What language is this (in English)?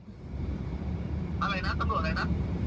Thai